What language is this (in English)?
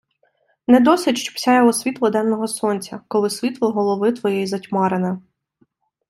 Ukrainian